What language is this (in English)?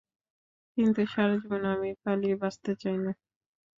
Bangla